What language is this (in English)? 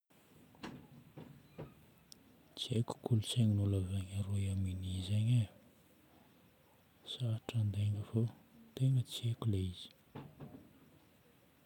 Northern Betsimisaraka Malagasy